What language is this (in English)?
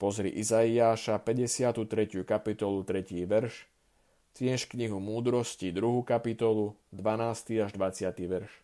Slovak